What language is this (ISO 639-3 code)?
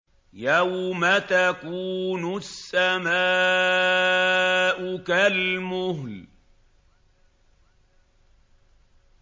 ara